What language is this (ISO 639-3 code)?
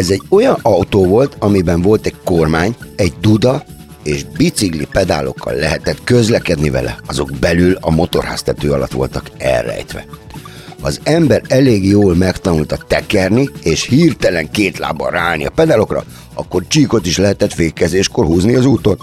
hun